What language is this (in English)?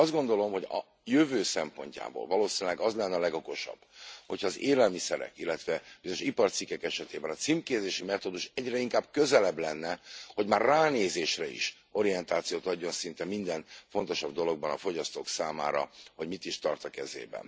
Hungarian